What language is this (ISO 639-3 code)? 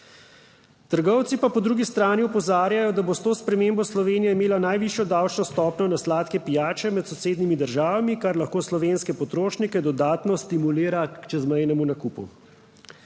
slv